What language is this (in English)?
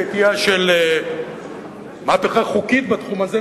Hebrew